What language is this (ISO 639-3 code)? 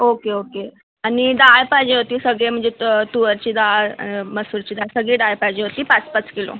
mar